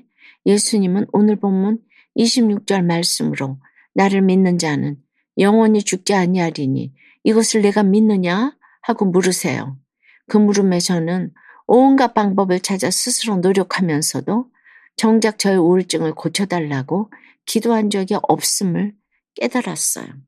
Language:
Korean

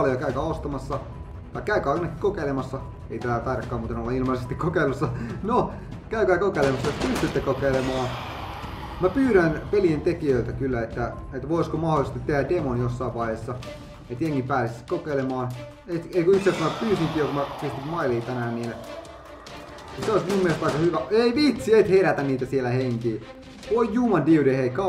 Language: Finnish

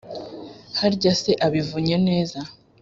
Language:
Kinyarwanda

